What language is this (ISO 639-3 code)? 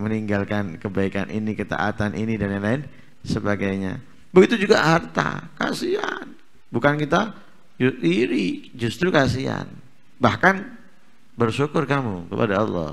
ind